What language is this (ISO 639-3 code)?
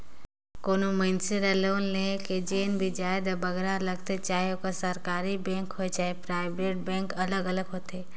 hne